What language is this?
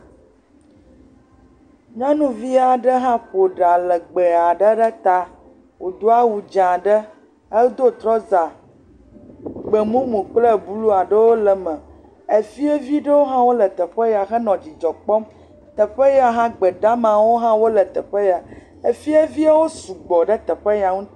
Ewe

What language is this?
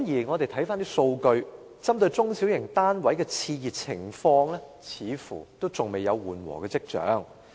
Cantonese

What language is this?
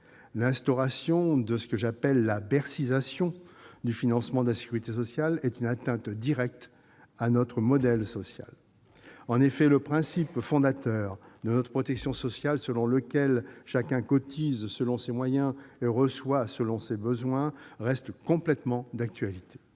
French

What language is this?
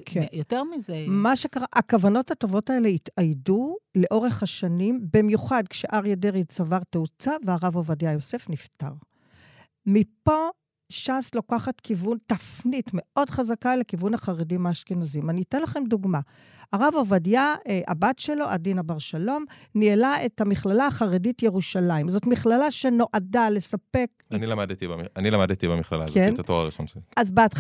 Hebrew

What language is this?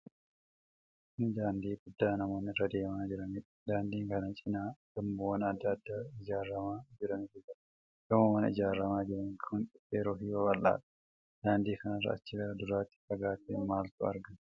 Oromo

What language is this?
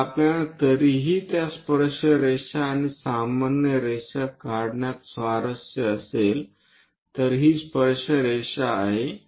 Marathi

